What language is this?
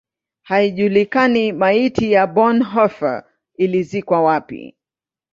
Swahili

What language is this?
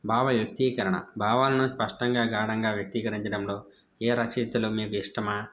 Telugu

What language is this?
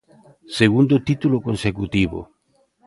Galician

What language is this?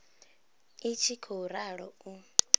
Venda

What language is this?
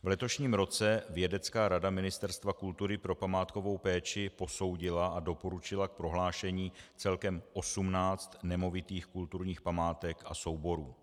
Czech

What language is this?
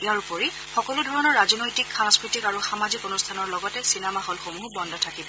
Assamese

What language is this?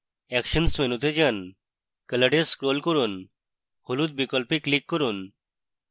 Bangla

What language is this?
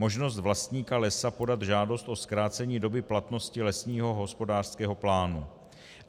Czech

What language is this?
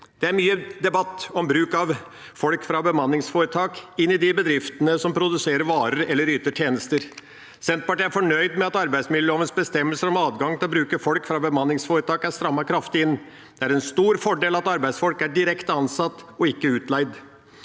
Norwegian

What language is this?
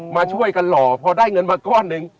Thai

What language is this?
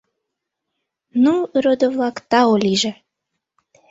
Mari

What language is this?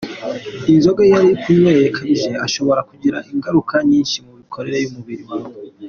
Kinyarwanda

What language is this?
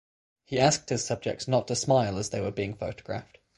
English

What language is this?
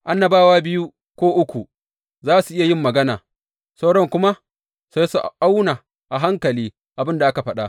Hausa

